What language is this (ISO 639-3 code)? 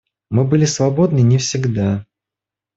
rus